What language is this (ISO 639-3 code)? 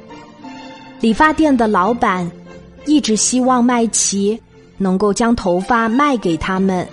zho